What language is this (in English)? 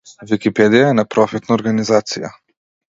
Macedonian